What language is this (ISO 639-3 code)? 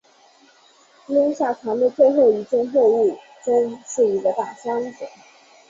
zho